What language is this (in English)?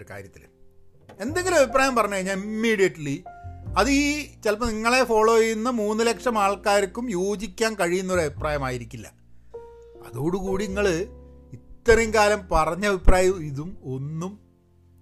Malayalam